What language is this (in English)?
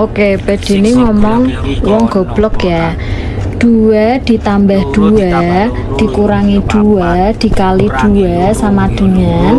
Indonesian